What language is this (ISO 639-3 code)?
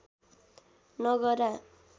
nep